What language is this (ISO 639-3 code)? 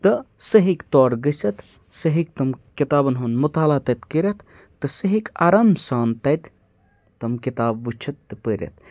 kas